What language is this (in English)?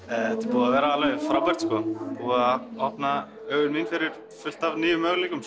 Icelandic